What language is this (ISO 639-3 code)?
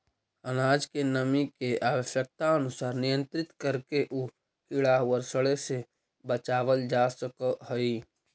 mag